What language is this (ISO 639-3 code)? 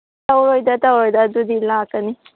mni